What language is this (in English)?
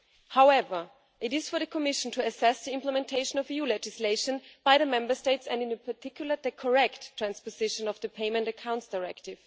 English